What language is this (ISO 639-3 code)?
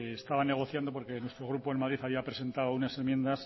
spa